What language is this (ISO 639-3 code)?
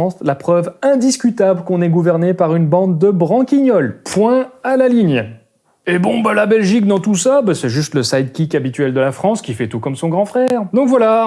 fra